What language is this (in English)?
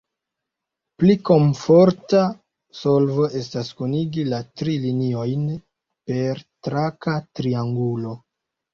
Esperanto